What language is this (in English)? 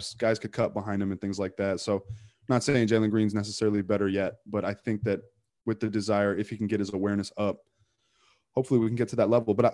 English